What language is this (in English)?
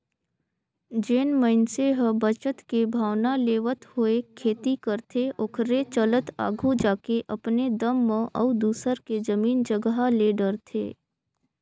Chhattisgarhi